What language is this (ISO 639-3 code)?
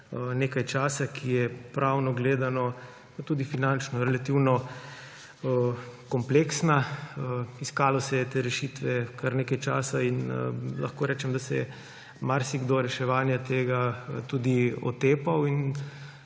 slv